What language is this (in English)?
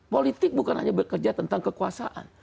Indonesian